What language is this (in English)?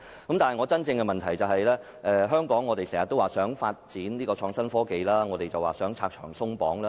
Cantonese